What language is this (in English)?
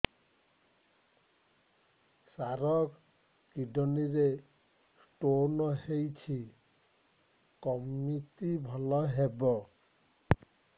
Odia